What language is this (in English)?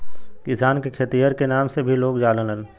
Bhojpuri